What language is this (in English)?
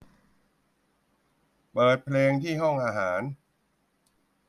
Thai